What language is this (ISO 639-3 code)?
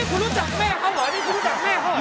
tha